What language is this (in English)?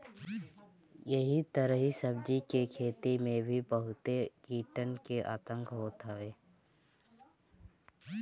Bhojpuri